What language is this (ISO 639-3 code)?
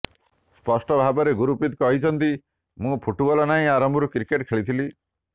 ori